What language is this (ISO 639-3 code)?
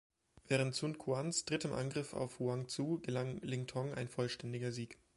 deu